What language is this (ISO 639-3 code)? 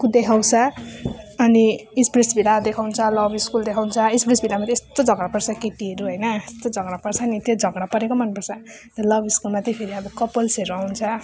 nep